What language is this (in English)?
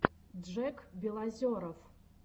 Russian